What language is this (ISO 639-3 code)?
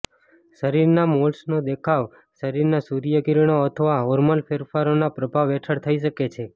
guj